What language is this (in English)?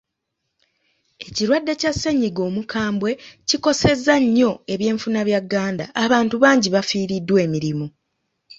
Ganda